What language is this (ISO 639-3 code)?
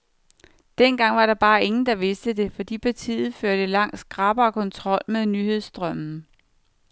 dan